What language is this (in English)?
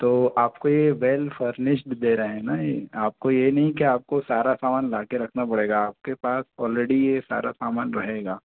Hindi